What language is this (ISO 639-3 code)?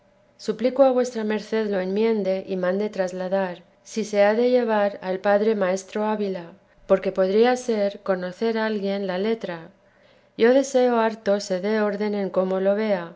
spa